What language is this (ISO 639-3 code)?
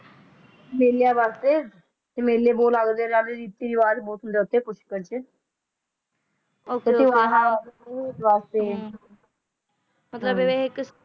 pan